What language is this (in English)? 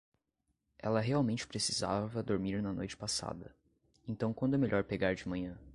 Portuguese